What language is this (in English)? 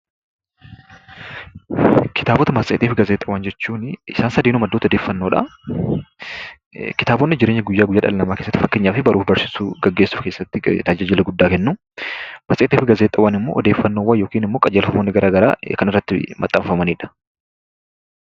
Oromo